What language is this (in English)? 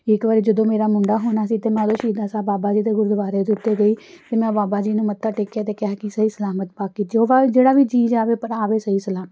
Punjabi